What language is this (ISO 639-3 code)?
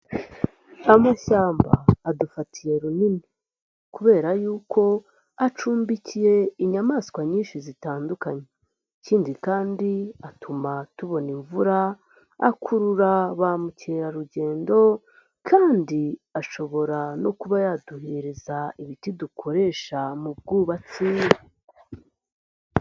kin